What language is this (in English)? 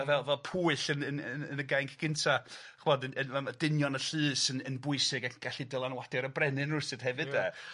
Welsh